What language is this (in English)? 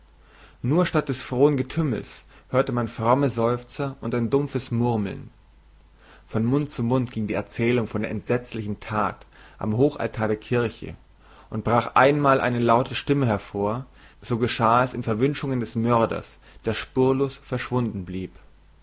German